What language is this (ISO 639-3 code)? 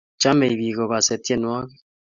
kln